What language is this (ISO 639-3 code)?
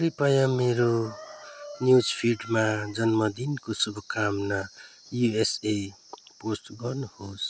nep